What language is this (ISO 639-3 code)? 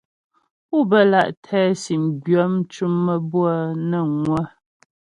bbj